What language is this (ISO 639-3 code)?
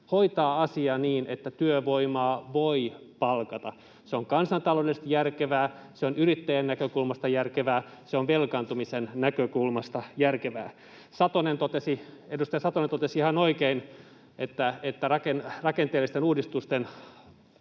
fin